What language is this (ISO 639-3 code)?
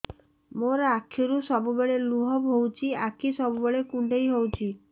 ori